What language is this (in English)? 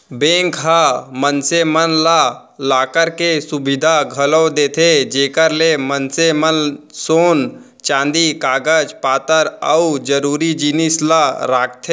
Chhattisgarhi